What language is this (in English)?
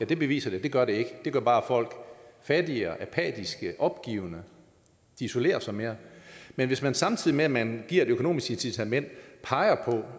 Danish